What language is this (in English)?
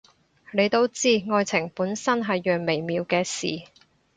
Cantonese